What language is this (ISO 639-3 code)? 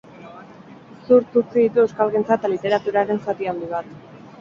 eus